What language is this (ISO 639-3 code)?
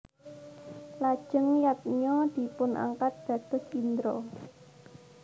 jav